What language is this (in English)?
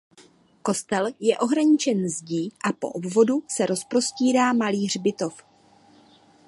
Czech